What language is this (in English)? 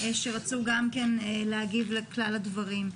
Hebrew